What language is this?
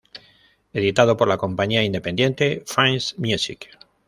Spanish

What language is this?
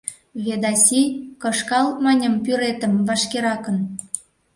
Mari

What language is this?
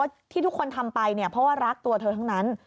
Thai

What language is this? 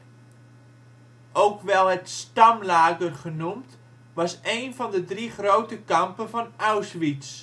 Dutch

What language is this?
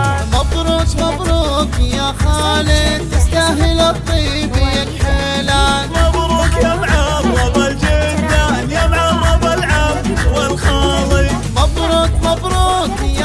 Arabic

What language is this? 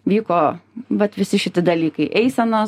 Lithuanian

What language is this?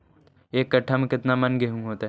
Magahi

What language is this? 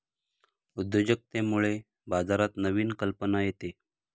Marathi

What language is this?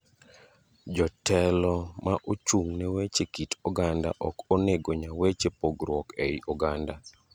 Luo (Kenya and Tanzania)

